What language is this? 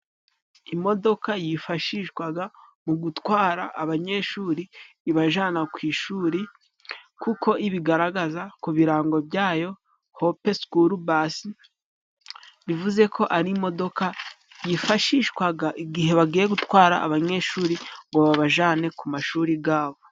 Kinyarwanda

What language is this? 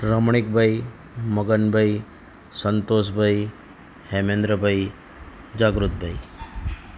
Gujarati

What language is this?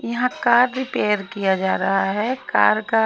Hindi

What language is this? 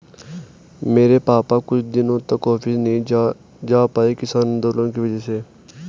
Hindi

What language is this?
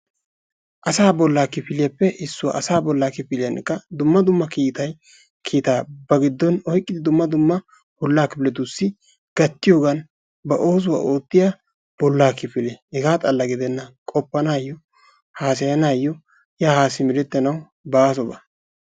Wolaytta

